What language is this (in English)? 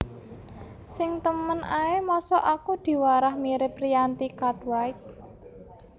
Javanese